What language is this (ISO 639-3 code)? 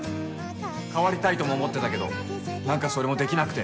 jpn